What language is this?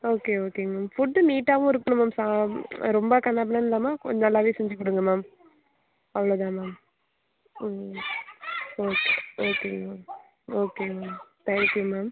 Tamil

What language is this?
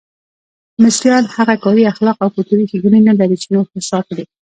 Pashto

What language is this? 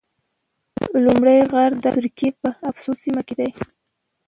Pashto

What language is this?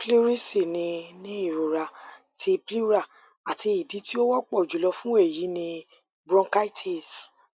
Yoruba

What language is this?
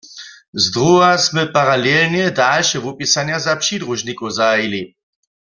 Upper Sorbian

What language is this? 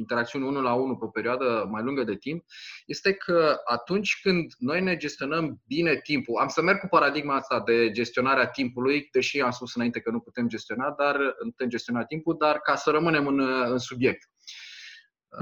Romanian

